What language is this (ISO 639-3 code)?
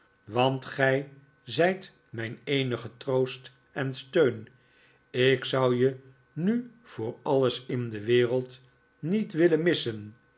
nld